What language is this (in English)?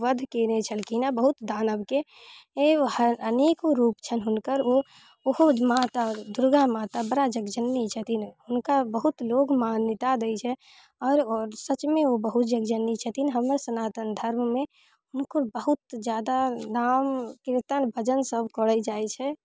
Maithili